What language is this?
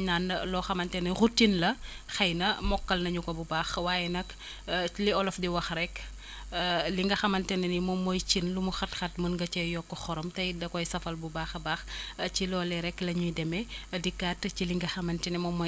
Wolof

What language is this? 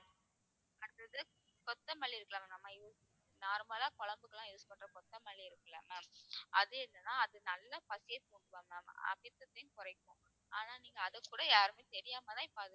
Tamil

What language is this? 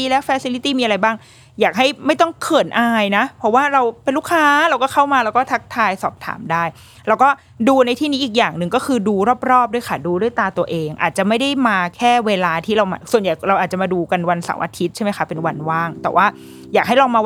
Thai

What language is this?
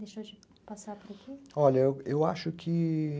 Portuguese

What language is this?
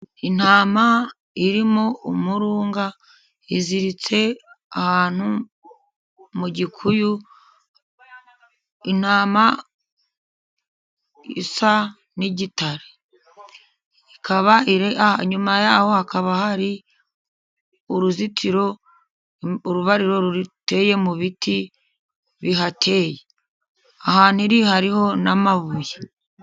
Kinyarwanda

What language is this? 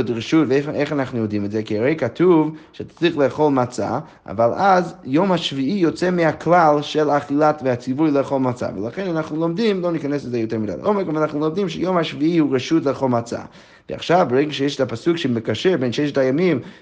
Hebrew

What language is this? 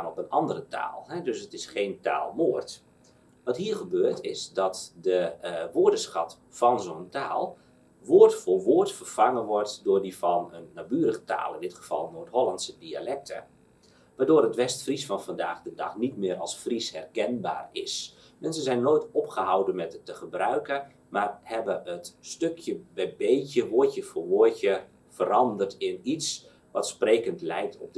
Dutch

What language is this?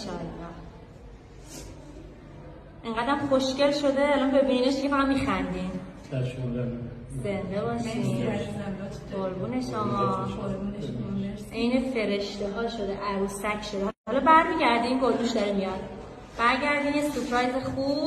Persian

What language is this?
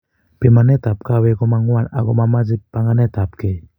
Kalenjin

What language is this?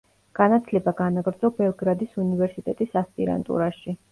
Georgian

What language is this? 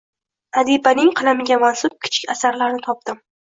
Uzbek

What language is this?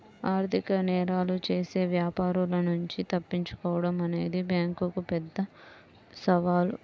Telugu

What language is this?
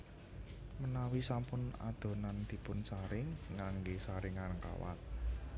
Javanese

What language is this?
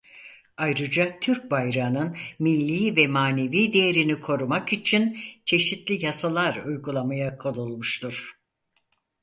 Turkish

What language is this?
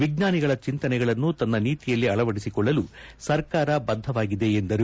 Kannada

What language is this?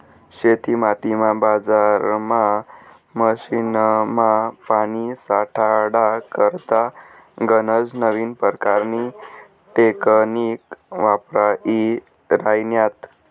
Marathi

